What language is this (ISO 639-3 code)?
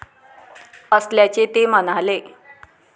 mar